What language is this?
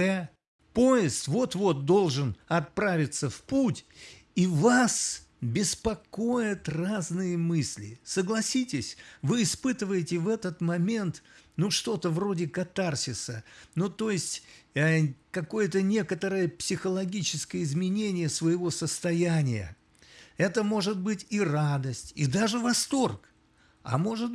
Russian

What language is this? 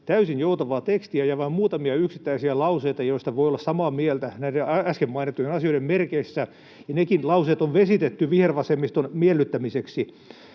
Finnish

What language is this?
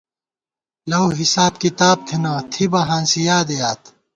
Gawar-Bati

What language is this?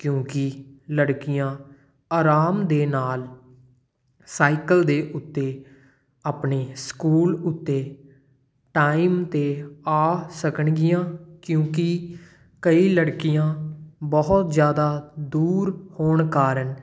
Punjabi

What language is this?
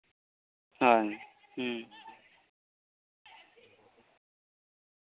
Santali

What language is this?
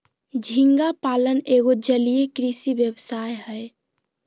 Magahi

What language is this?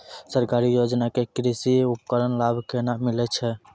Maithili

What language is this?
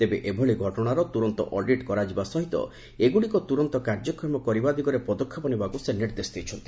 Odia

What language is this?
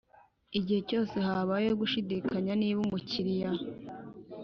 Kinyarwanda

